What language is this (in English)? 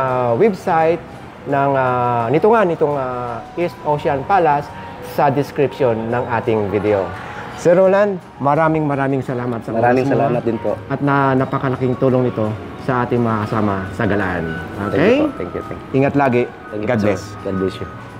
Filipino